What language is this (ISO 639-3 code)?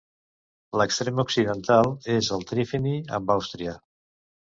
cat